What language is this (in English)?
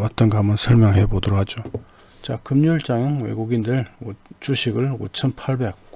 Korean